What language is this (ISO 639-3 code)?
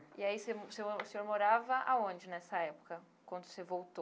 por